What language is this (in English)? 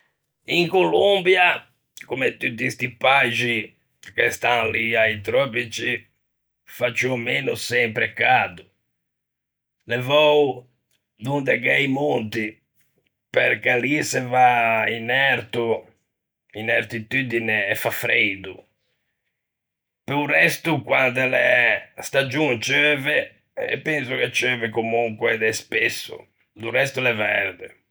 Ligurian